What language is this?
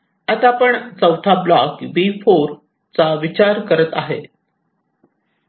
Marathi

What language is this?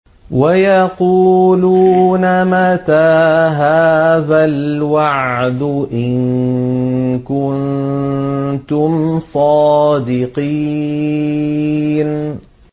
Arabic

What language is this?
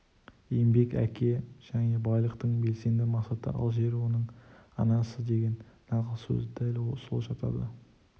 Kazakh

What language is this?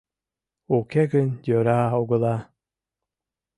Mari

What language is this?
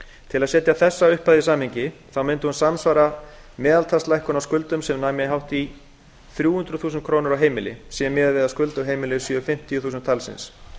Icelandic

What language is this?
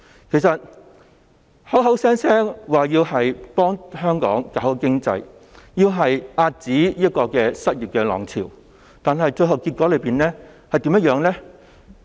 Cantonese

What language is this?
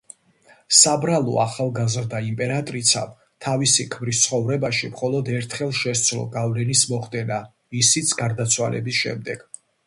Georgian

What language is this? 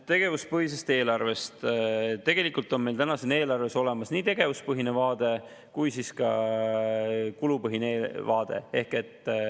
Estonian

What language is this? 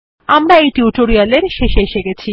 Bangla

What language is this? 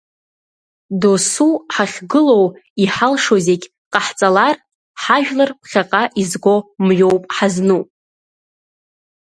Abkhazian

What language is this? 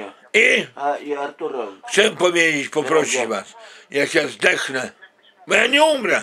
Polish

